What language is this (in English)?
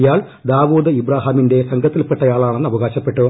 Malayalam